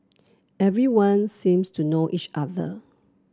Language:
English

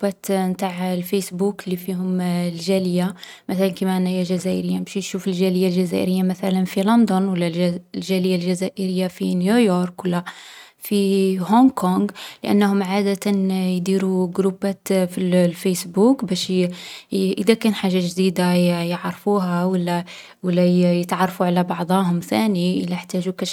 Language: Algerian Arabic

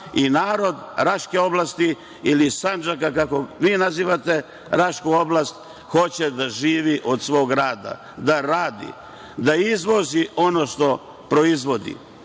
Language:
Serbian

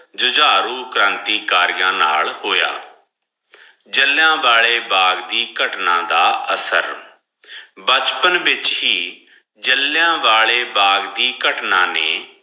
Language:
Punjabi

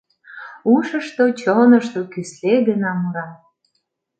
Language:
Mari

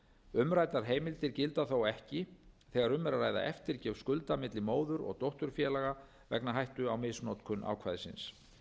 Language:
Icelandic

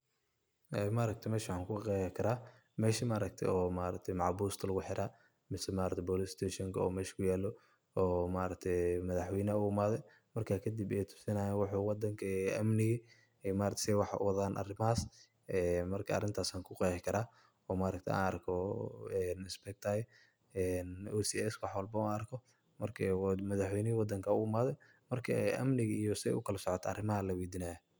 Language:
Somali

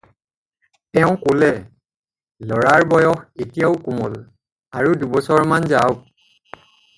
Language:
Assamese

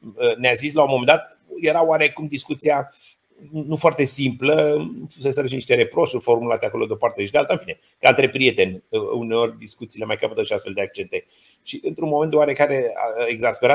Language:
Romanian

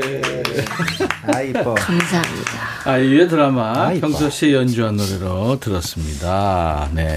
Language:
Korean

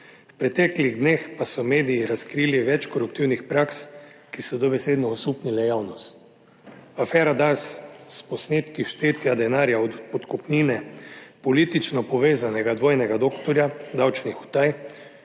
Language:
Slovenian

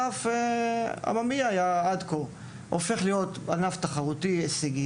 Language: Hebrew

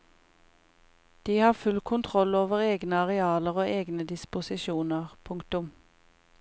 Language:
Norwegian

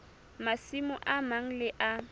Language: Southern Sotho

